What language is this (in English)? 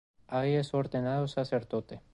Spanish